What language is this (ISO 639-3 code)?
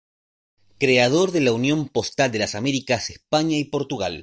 spa